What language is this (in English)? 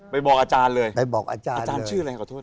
Thai